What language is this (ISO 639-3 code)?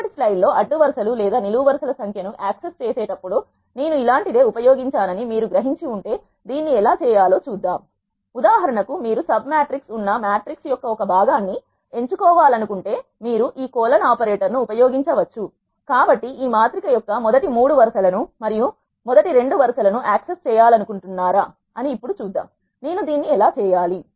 tel